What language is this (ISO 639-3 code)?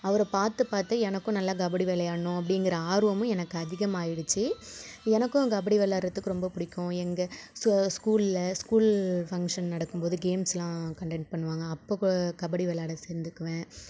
tam